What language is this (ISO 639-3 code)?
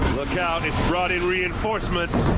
eng